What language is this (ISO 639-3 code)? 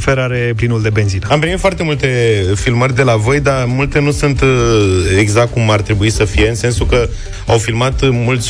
ron